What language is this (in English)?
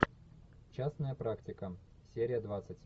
Russian